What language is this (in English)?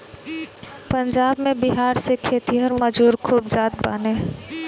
Bhojpuri